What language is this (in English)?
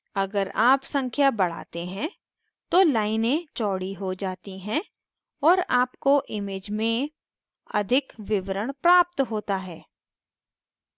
Hindi